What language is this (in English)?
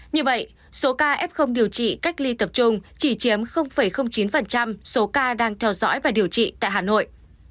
Vietnamese